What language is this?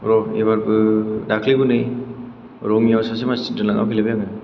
Bodo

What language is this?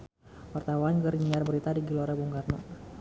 Sundanese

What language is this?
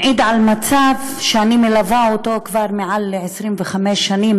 Hebrew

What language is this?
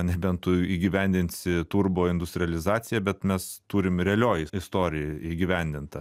Lithuanian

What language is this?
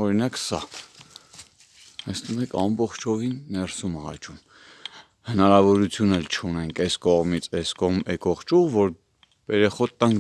Turkish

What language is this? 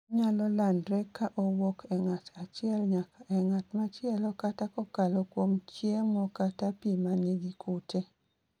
Luo (Kenya and Tanzania)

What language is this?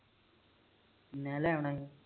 Punjabi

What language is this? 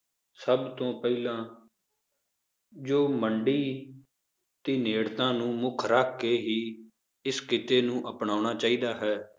Punjabi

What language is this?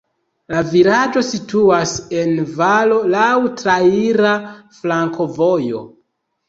Esperanto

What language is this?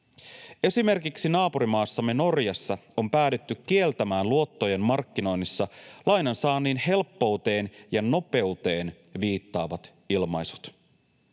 Finnish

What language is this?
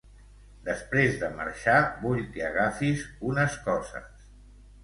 Catalan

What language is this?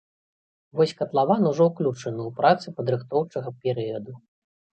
Belarusian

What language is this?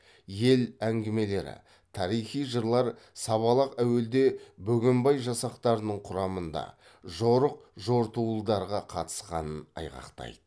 Kazakh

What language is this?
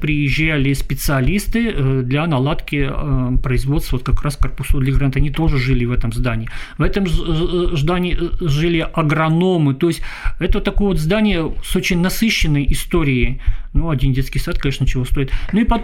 Russian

